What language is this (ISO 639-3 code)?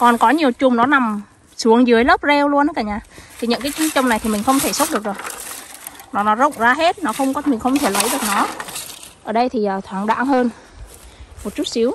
vie